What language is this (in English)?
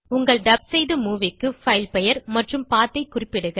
Tamil